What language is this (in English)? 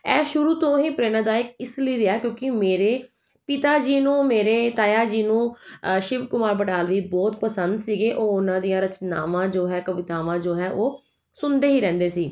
Punjabi